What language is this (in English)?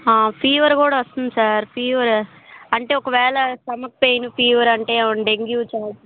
Telugu